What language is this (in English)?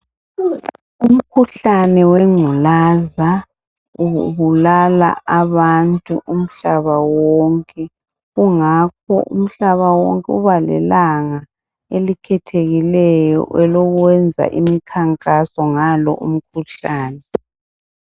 North Ndebele